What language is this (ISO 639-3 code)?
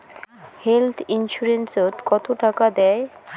ben